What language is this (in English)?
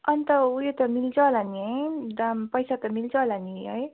Nepali